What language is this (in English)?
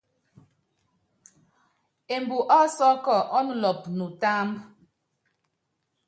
Yangben